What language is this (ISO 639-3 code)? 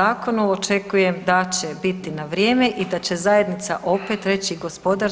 hrv